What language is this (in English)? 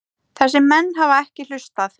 Icelandic